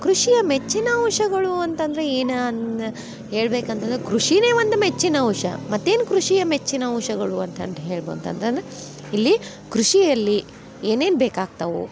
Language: Kannada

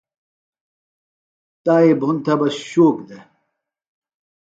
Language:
Phalura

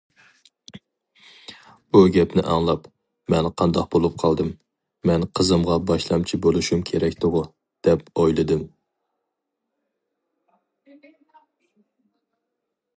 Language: Uyghur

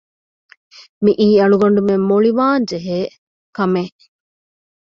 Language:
Divehi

